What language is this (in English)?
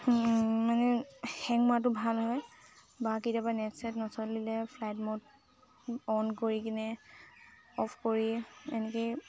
Assamese